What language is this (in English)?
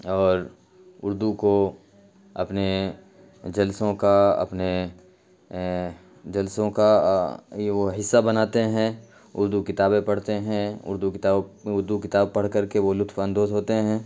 Urdu